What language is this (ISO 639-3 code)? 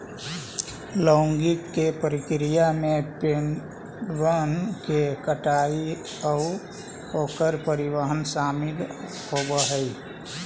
mag